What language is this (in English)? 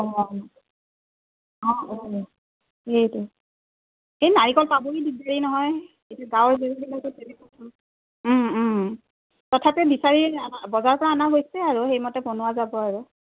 Assamese